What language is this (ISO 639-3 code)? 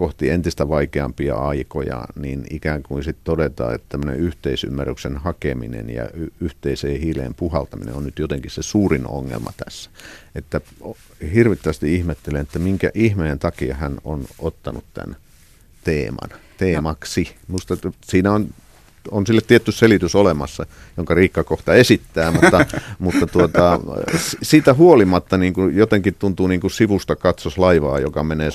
fin